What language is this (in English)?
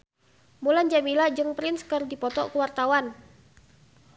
Sundanese